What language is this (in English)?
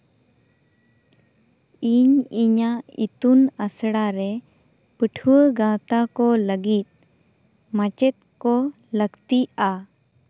Santali